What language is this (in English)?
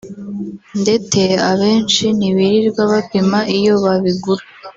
Kinyarwanda